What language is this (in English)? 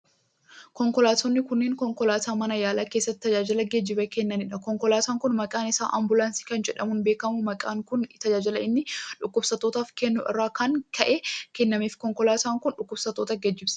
Oromo